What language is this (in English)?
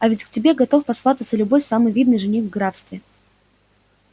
Russian